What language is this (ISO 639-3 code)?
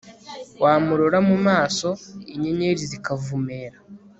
kin